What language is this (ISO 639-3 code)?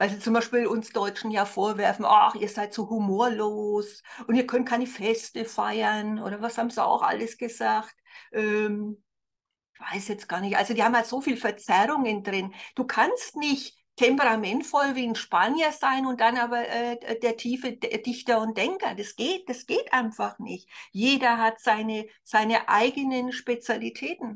deu